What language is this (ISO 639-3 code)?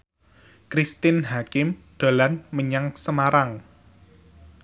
jav